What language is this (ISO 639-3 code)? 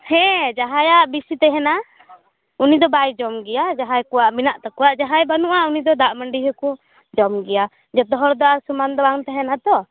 sat